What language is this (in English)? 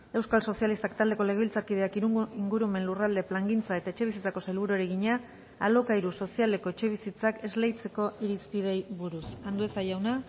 Basque